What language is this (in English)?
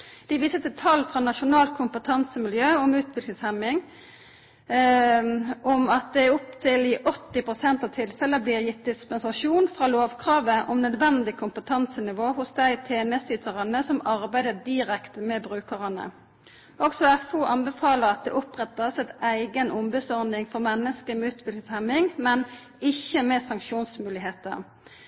Norwegian Nynorsk